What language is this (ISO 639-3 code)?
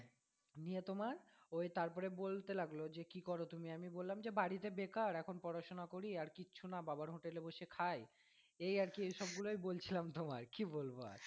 ben